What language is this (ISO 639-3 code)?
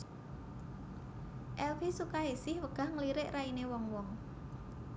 jav